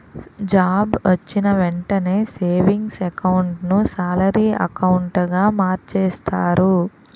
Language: Telugu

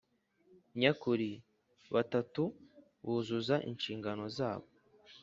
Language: Kinyarwanda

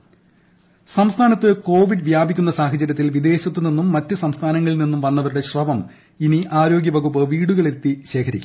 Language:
Malayalam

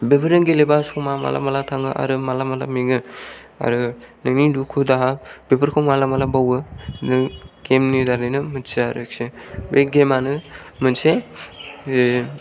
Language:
Bodo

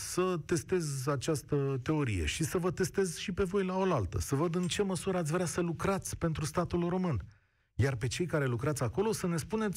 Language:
Romanian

